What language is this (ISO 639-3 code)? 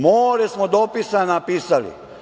srp